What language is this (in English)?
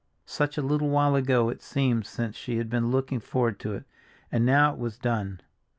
English